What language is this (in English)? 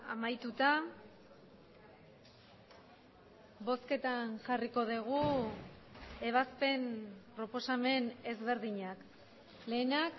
Basque